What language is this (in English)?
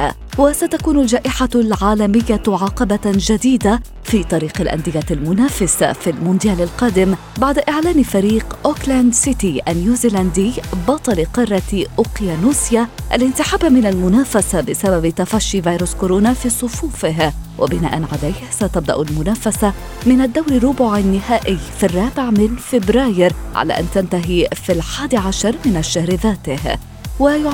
Arabic